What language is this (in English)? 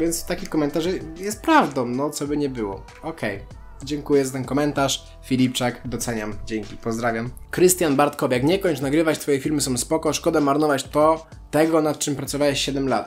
Polish